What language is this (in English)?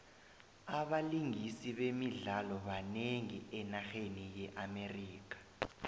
South Ndebele